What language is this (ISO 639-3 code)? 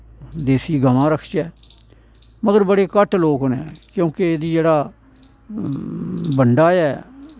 doi